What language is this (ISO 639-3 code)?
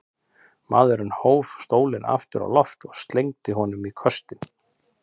isl